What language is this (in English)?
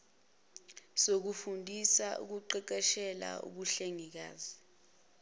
Zulu